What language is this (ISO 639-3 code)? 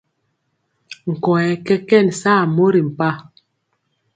mcx